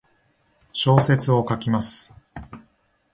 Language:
Japanese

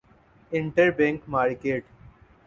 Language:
Urdu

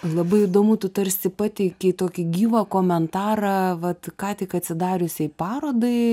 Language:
Lithuanian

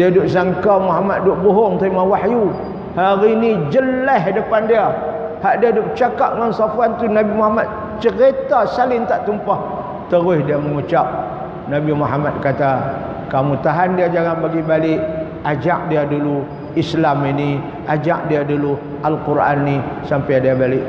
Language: Malay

